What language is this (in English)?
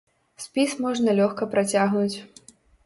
Belarusian